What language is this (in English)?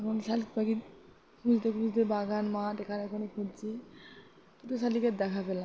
Bangla